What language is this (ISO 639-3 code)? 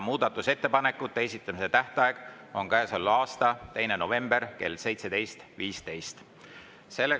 est